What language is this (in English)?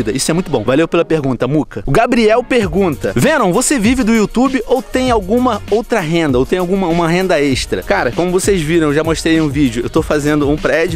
Portuguese